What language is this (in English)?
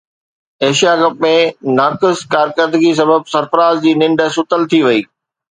Sindhi